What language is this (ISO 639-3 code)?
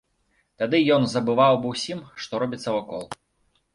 bel